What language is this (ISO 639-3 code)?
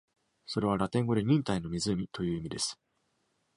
jpn